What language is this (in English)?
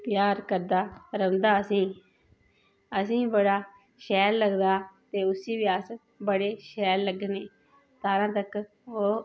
Dogri